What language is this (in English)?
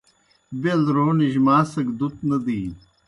Kohistani Shina